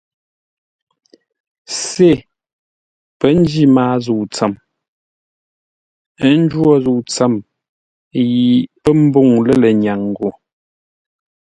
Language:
Ngombale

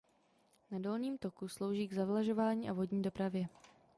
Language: Czech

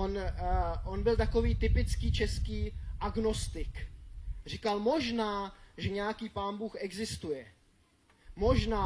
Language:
Czech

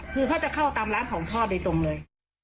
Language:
Thai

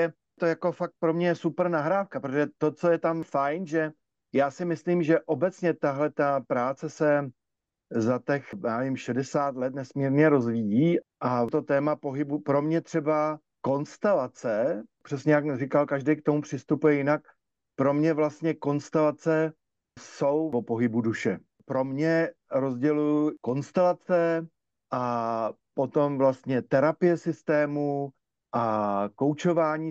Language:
Czech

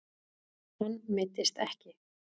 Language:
Icelandic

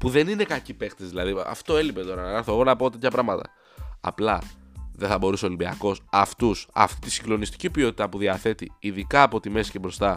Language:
Greek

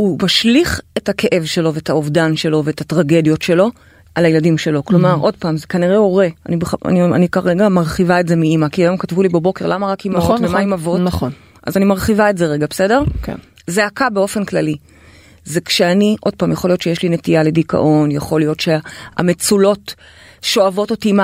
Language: Hebrew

